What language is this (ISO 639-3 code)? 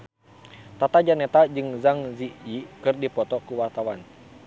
sun